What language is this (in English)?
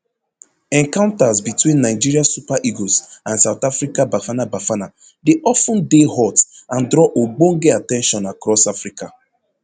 Nigerian Pidgin